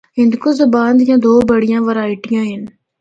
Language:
Northern Hindko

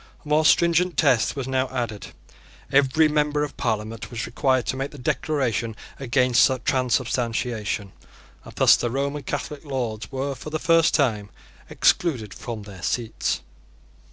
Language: English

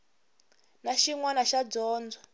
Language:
Tsonga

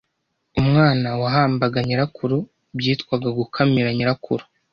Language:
Kinyarwanda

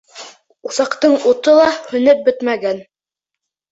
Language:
Bashkir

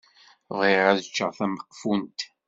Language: Kabyle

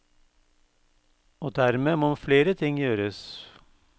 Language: Norwegian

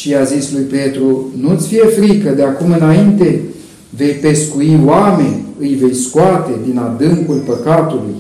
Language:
Romanian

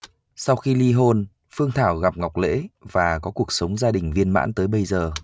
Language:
Vietnamese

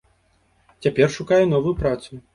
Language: Belarusian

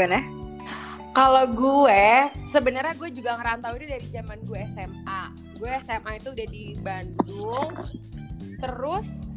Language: Indonesian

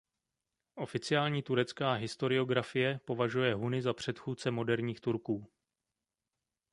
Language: Czech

